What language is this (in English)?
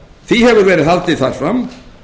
Icelandic